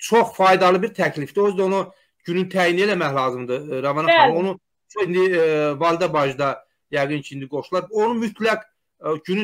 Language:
Turkish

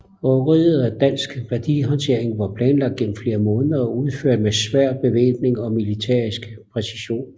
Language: Danish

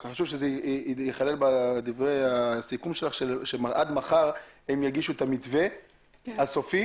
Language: Hebrew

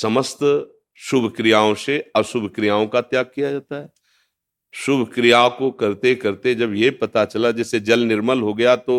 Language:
Hindi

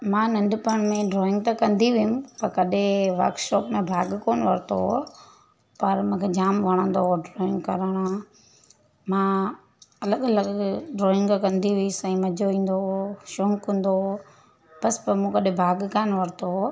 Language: Sindhi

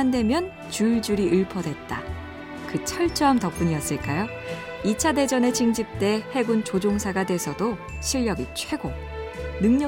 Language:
Korean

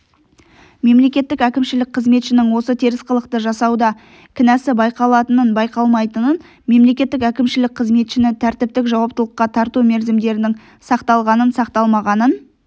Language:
Kazakh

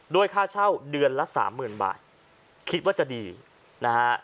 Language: Thai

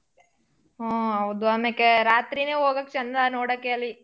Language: Kannada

